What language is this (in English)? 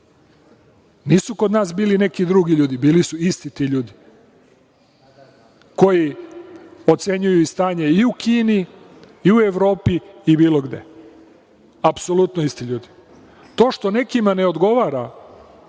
Serbian